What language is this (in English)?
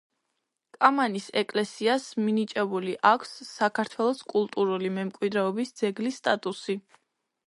Georgian